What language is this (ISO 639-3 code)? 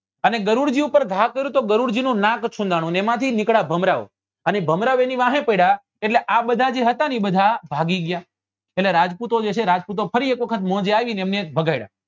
guj